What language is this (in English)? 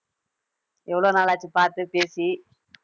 Tamil